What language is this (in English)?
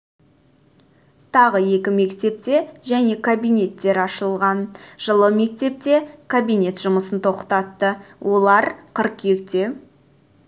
Kazakh